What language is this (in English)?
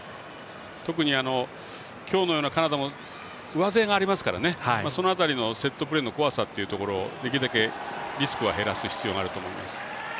Japanese